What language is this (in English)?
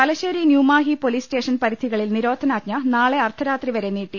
Malayalam